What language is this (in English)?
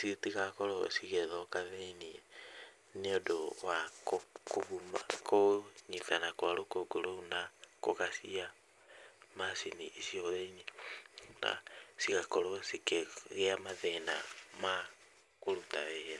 Kikuyu